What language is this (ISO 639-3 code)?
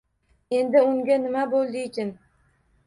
uzb